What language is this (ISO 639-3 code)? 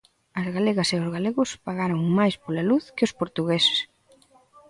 glg